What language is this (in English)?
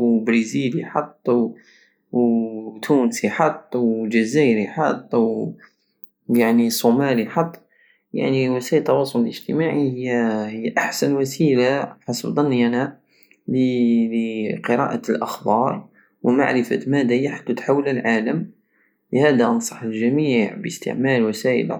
Algerian Saharan Arabic